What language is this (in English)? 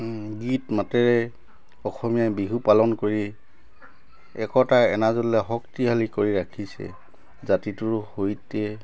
Assamese